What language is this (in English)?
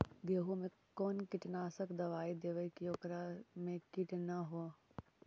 Magahi